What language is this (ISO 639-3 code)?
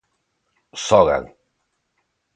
glg